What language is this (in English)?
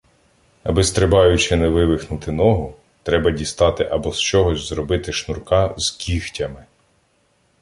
Ukrainian